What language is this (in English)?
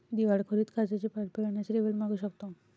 Marathi